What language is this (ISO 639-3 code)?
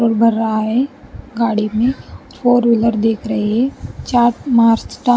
hin